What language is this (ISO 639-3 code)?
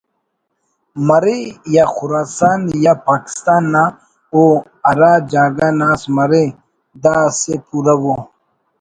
brh